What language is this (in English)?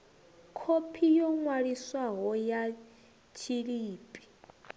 Venda